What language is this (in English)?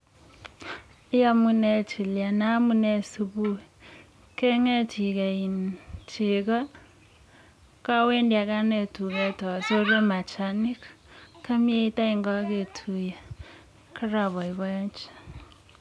Kalenjin